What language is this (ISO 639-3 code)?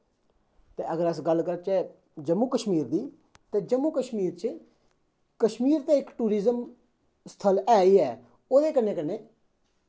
doi